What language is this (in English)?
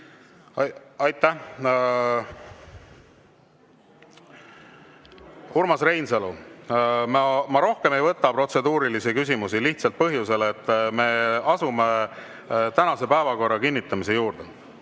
Estonian